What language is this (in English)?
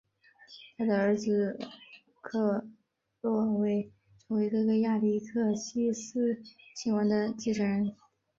Chinese